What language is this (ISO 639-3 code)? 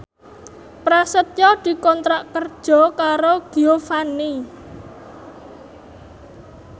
jav